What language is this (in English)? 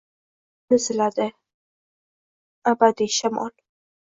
Uzbek